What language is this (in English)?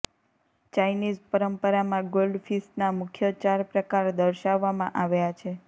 Gujarati